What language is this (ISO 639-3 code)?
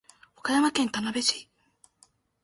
jpn